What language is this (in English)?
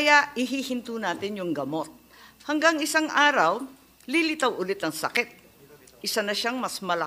Filipino